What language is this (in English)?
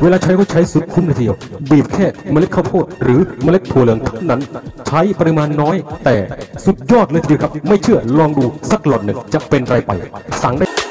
Thai